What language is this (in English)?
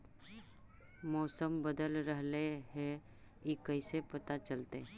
Magahi